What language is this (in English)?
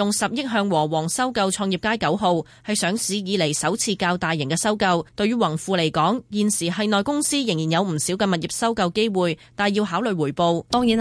Chinese